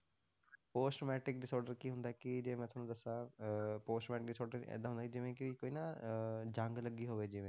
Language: Punjabi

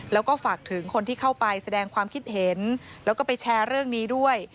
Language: Thai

